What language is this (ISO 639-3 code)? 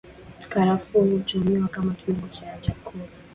swa